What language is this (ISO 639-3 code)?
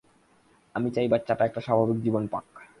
ben